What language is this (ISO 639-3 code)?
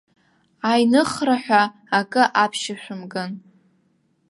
abk